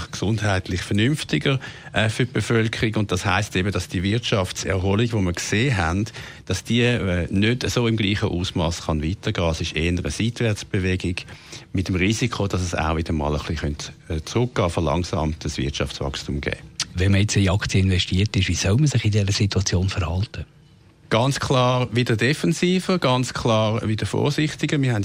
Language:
German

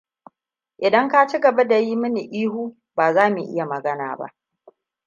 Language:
Hausa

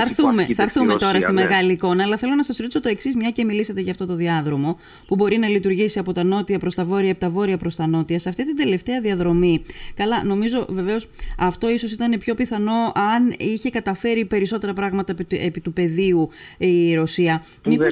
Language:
Greek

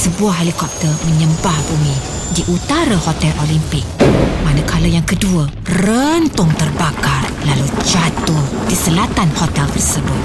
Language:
Malay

